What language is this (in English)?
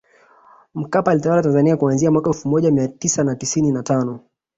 Swahili